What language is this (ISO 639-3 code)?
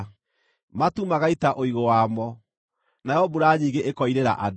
kik